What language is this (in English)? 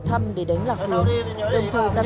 Vietnamese